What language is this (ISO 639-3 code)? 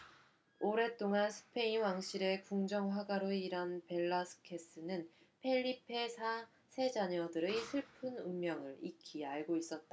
kor